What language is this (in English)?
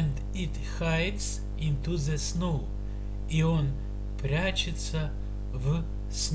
Russian